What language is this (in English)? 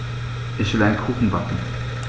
German